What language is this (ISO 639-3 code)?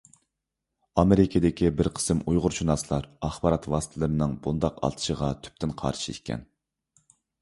uig